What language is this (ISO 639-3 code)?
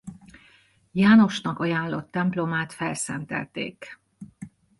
hun